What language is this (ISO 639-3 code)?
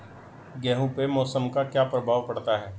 hin